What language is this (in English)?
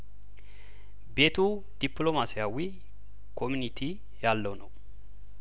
Amharic